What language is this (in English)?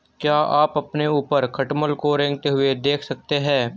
Hindi